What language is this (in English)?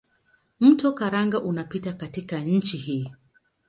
Swahili